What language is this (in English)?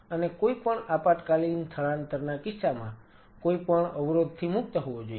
Gujarati